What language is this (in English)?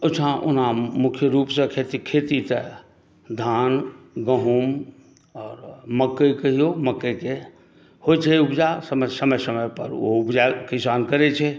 Maithili